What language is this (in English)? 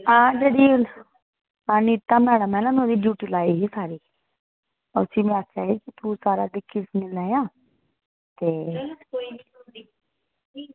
Dogri